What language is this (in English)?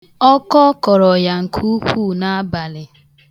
Igbo